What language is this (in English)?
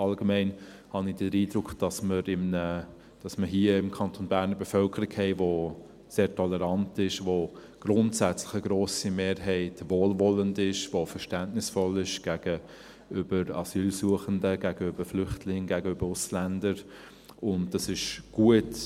Swiss German